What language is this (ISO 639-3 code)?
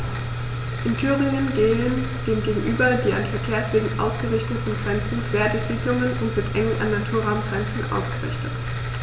deu